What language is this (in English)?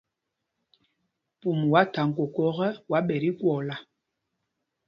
Mpumpong